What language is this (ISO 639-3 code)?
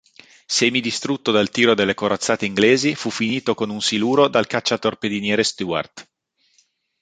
ita